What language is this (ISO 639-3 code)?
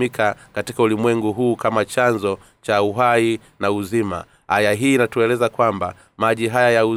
swa